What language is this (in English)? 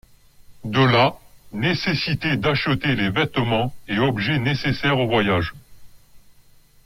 French